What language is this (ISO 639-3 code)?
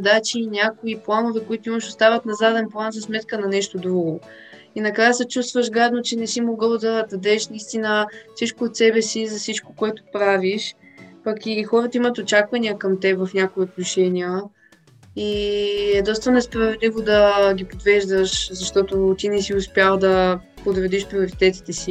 bul